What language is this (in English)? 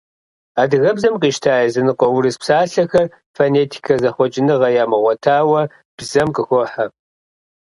Kabardian